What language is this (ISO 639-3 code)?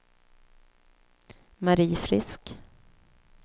swe